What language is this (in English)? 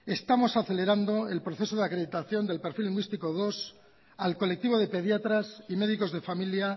Spanish